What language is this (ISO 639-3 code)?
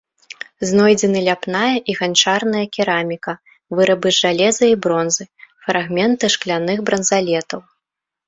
bel